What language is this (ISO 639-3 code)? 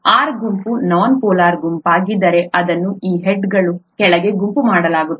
kan